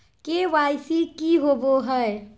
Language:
Magahi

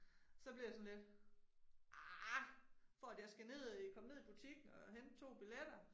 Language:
Danish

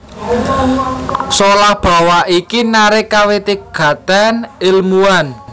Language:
Javanese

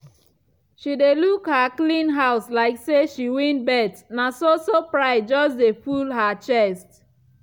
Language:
Nigerian Pidgin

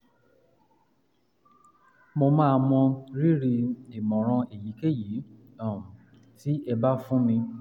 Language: Yoruba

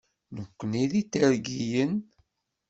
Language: Kabyle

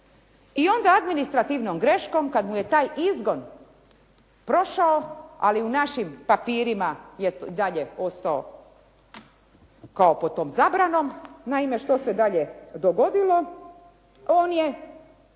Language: Croatian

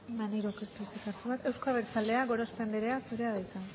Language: Basque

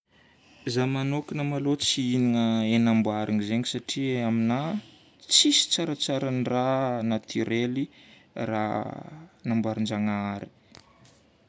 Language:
Northern Betsimisaraka Malagasy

